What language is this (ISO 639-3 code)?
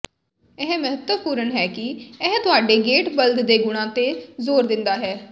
pan